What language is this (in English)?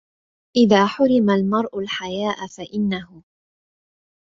Arabic